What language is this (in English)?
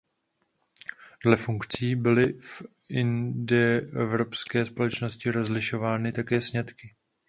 Czech